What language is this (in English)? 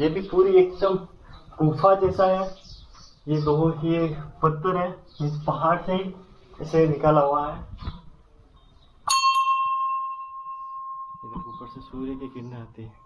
Hindi